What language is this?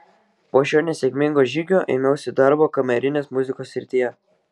Lithuanian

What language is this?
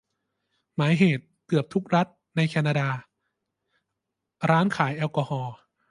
Thai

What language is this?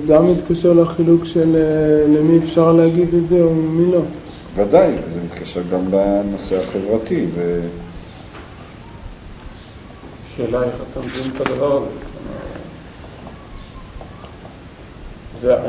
Hebrew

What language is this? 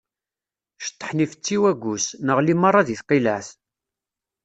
Kabyle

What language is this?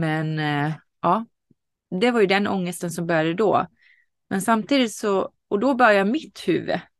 Swedish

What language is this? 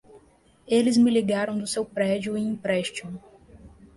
Portuguese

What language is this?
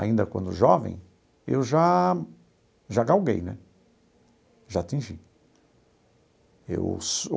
Portuguese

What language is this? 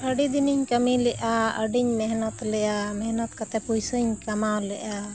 Santali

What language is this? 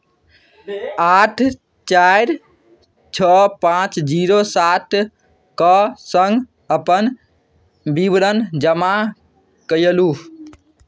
Maithili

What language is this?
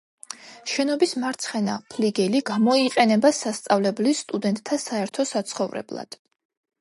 Georgian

